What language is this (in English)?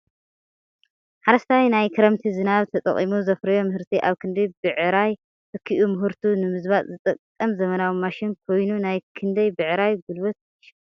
Tigrinya